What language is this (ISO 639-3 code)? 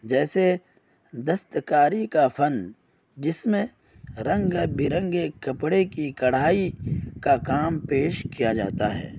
urd